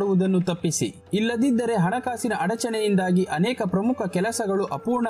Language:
Italian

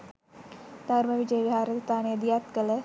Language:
Sinhala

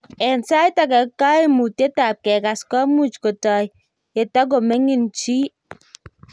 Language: Kalenjin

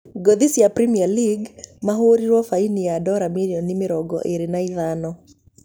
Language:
Kikuyu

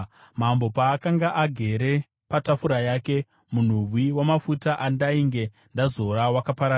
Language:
Shona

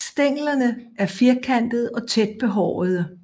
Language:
Danish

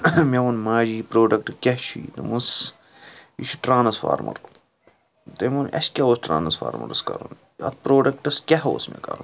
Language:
Kashmiri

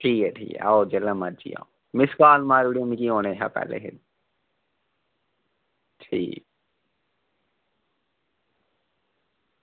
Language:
Dogri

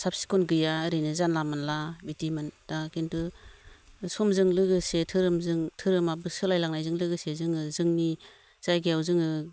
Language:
Bodo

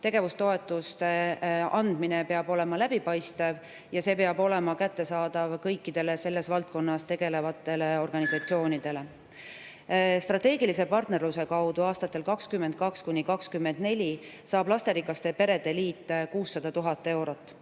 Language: Estonian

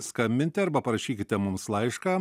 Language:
Lithuanian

